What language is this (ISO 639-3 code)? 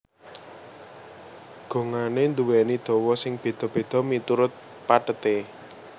jav